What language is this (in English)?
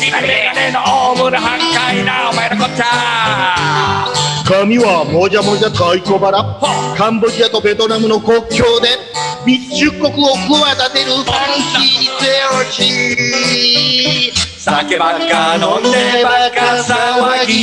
Japanese